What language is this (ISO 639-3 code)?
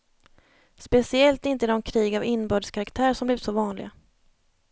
swe